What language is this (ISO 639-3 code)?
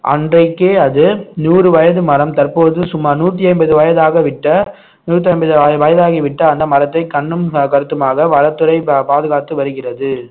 tam